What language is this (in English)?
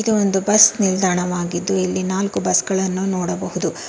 Kannada